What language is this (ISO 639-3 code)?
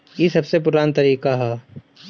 bho